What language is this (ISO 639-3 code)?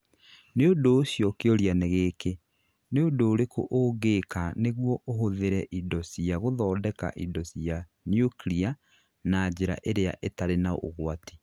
kik